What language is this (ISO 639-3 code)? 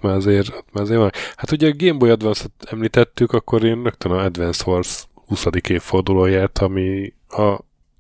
hun